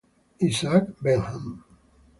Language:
Italian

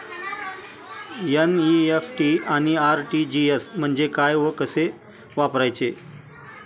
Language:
Marathi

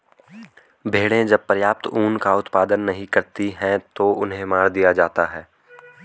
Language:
Hindi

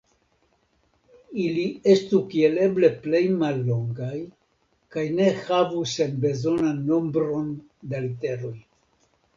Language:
Esperanto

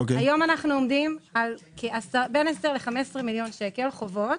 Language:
Hebrew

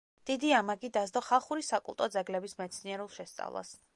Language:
Georgian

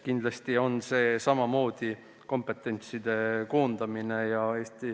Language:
Estonian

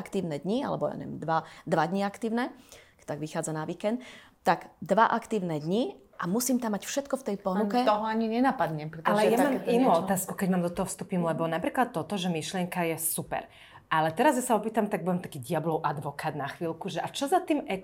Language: Slovak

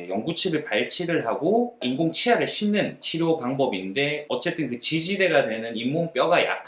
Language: Korean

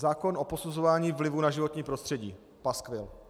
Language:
Czech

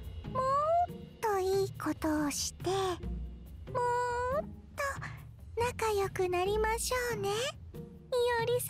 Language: Japanese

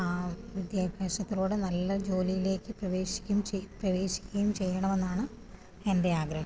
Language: Malayalam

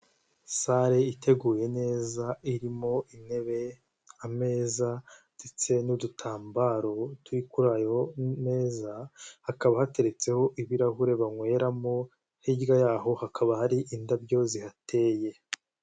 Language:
Kinyarwanda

